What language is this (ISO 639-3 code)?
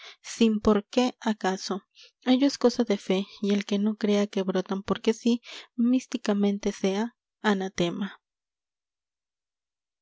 spa